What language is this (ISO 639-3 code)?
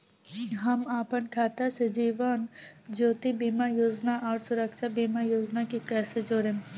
bho